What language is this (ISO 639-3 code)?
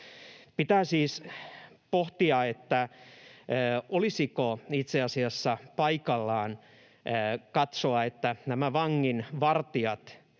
fin